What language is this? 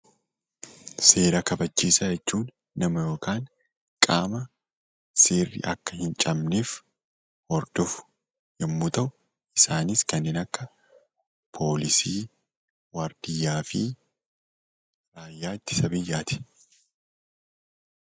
Oromo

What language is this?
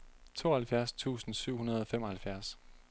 Danish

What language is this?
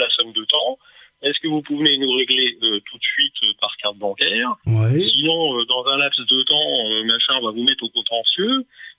French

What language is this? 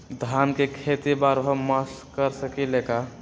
Magahi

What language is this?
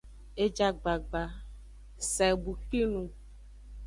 Aja (Benin)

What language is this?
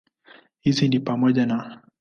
Swahili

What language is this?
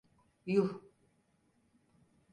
Turkish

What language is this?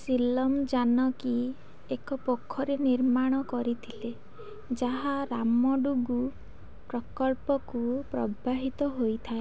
Odia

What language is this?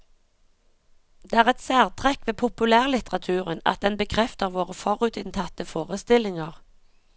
Norwegian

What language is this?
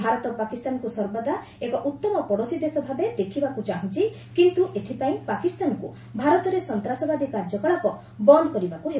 Odia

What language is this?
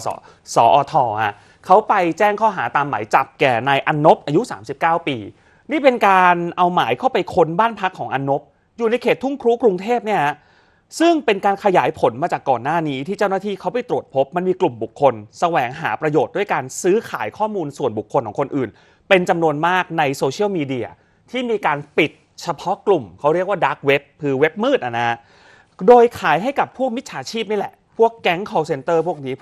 Thai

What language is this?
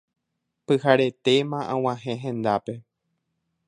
Guarani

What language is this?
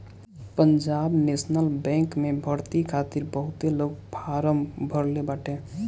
Bhojpuri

